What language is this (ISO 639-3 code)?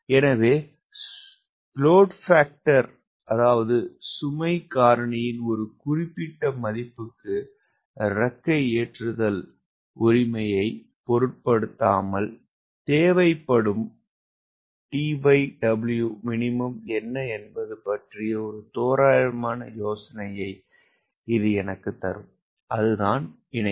tam